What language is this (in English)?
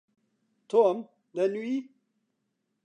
Central Kurdish